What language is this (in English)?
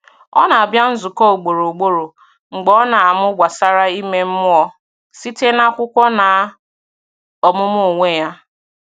Igbo